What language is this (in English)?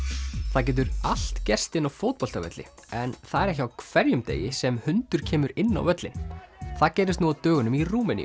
Icelandic